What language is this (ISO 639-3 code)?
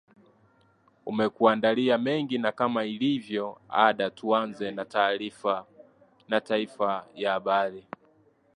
swa